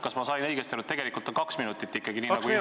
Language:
Estonian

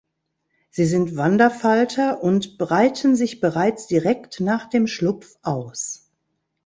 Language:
German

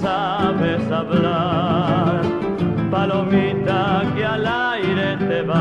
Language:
Spanish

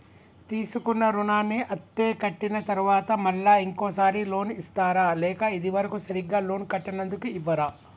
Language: Telugu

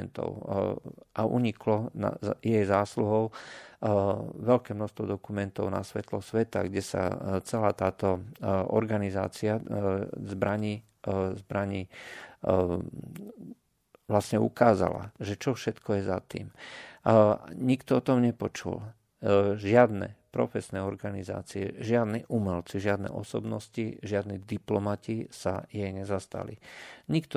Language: Slovak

